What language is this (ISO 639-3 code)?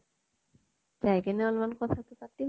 asm